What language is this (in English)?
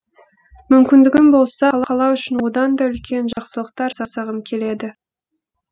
Kazakh